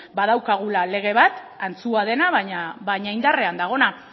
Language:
Basque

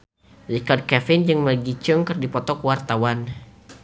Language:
Sundanese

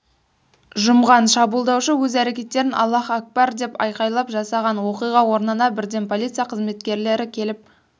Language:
Kazakh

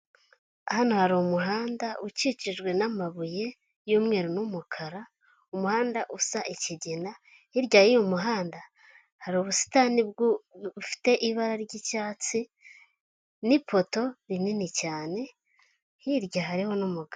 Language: Kinyarwanda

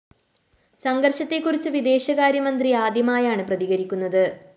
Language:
Malayalam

